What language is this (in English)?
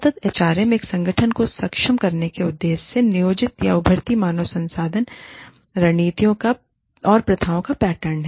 Hindi